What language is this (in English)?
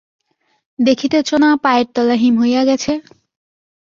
Bangla